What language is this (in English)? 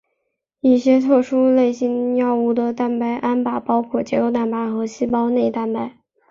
Chinese